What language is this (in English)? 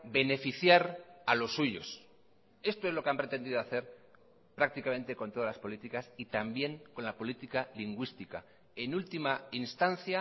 Spanish